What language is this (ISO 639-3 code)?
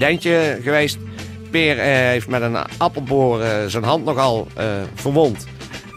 nld